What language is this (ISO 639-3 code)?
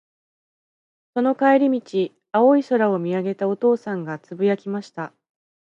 jpn